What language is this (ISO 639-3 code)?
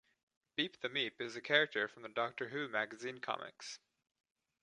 eng